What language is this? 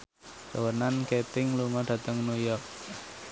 Javanese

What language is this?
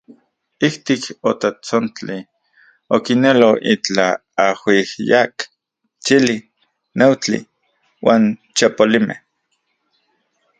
Central Puebla Nahuatl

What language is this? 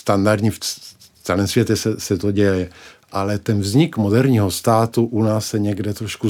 Czech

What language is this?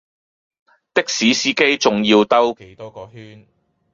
Cantonese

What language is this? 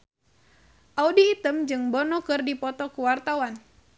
Sundanese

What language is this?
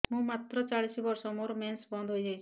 Odia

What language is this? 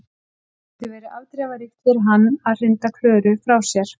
Icelandic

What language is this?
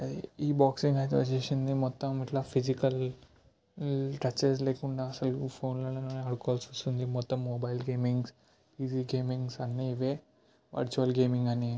Telugu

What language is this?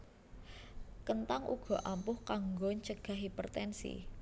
Javanese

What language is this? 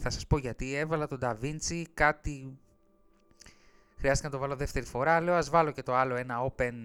Greek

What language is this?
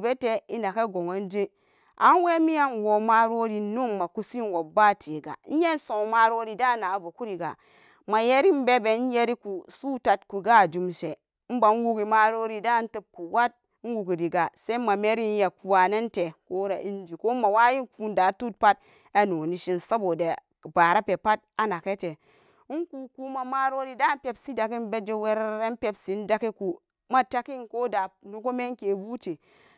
Samba Daka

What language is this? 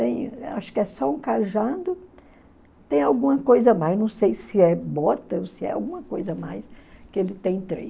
Portuguese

